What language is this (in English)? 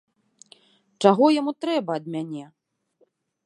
Belarusian